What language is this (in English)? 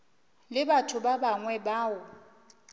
Northern Sotho